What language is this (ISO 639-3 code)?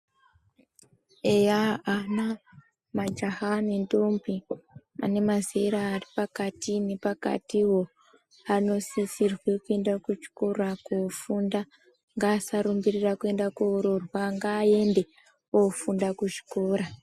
ndc